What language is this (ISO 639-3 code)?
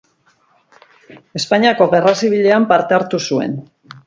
eus